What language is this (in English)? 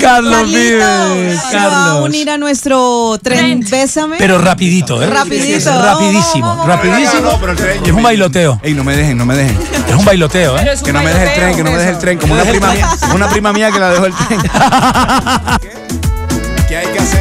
Spanish